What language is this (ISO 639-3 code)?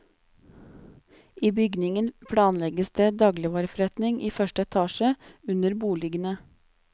nor